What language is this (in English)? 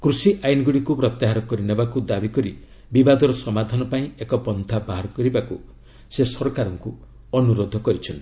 Odia